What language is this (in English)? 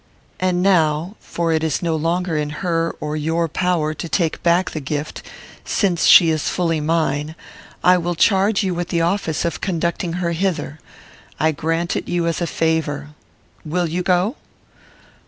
English